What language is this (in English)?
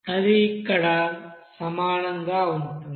Telugu